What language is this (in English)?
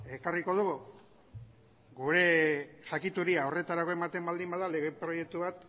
Basque